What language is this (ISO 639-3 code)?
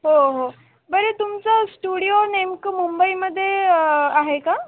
mar